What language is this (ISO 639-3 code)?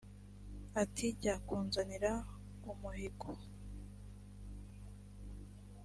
kin